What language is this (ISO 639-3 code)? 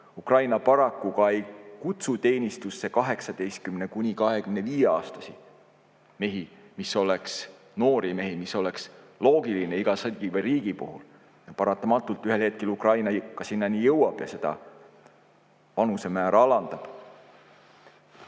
est